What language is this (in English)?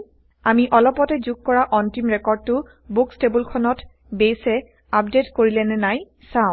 Assamese